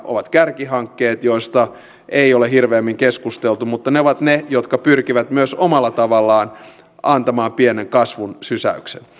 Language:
Finnish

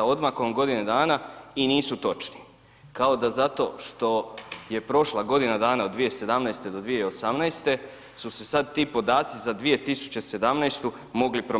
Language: Croatian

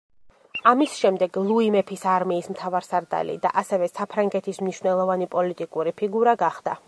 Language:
Georgian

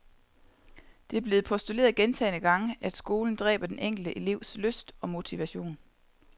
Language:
Danish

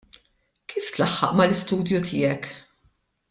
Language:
Maltese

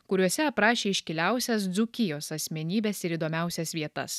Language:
Lithuanian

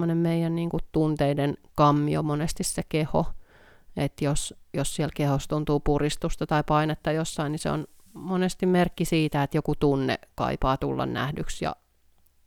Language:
Finnish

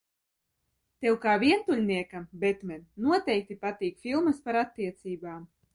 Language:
Latvian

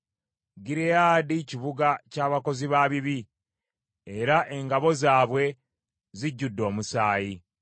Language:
Ganda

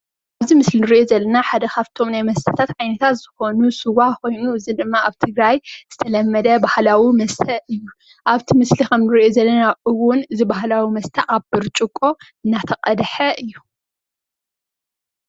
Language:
Tigrinya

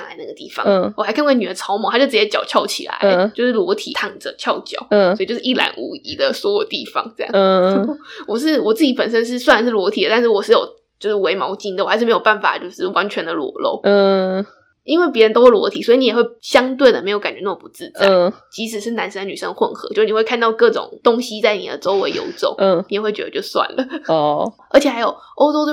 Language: Chinese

